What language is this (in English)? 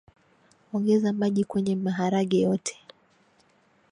Swahili